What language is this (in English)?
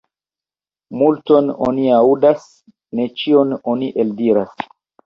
Esperanto